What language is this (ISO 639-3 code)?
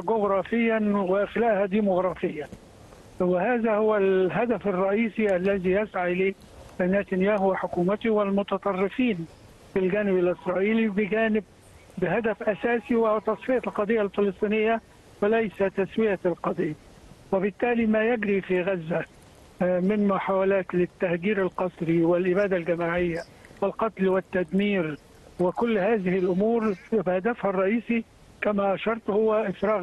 ara